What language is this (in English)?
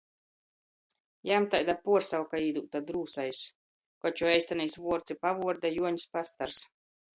Latgalian